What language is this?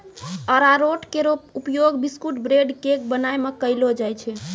Maithili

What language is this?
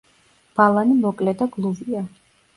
Georgian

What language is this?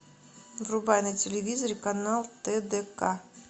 Russian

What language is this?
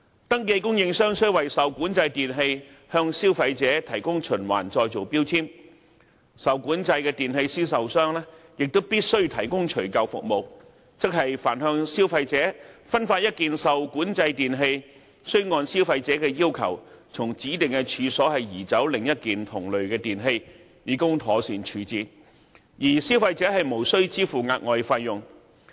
Cantonese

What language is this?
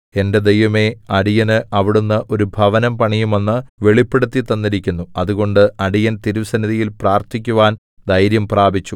Malayalam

